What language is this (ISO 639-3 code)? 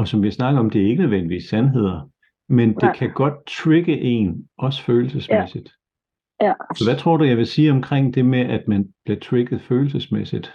dan